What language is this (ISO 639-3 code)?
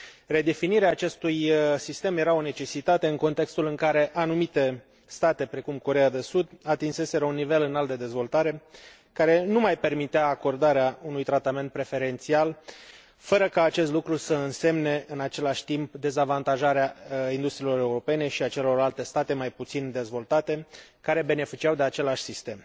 ron